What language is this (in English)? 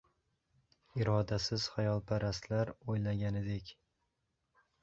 Uzbek